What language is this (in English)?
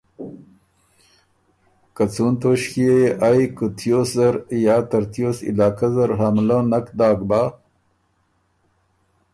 Ormuri